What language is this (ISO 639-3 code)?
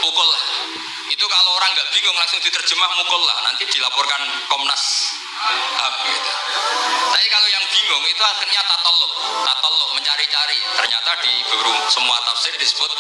ind